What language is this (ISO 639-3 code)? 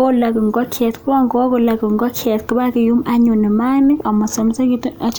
kln